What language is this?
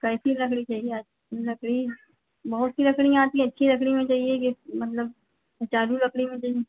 Hindi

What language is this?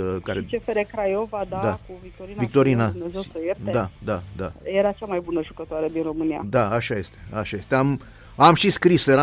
Romanian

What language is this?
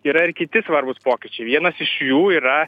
Lithuanian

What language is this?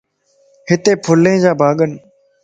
Lasi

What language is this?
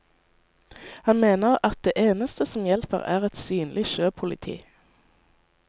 Norwegian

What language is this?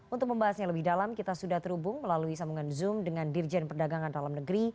Indonesian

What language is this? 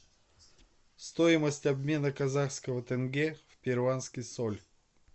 Russian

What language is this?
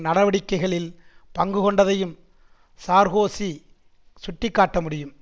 Tamil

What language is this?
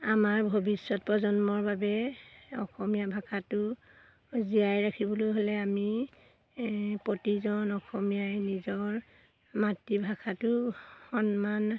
Assamese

